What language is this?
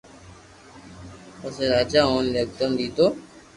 Loarki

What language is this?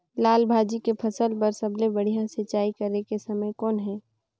Chhattisgarhi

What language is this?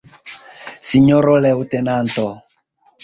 Esperanto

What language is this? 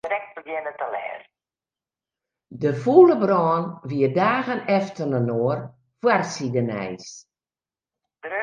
Western Frisian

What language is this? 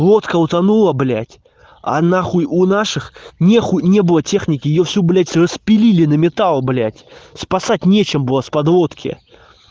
Russian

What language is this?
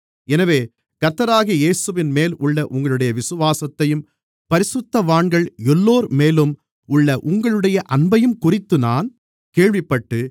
Tamil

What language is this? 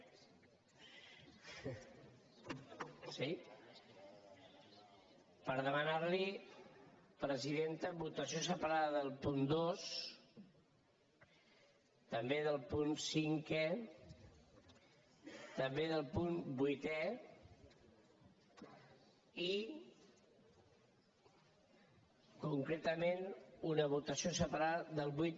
Catalan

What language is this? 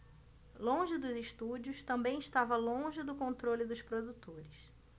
Portuguese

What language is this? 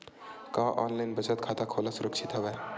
Chhattisgarhi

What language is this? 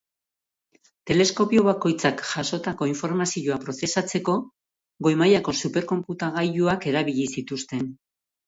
Basque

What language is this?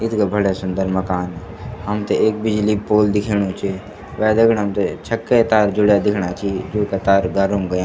Garhwali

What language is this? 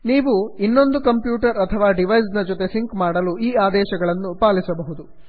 Kannada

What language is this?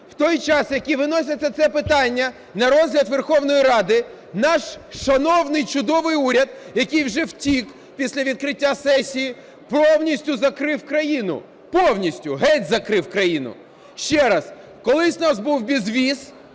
Ukrainian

